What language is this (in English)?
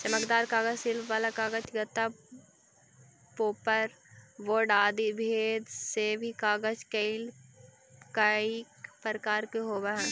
Magahi